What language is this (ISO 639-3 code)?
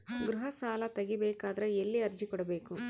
kan